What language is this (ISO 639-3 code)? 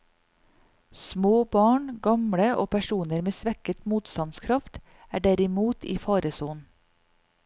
nor